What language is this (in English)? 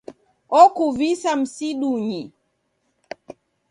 Taita